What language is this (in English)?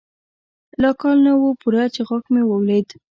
Pashto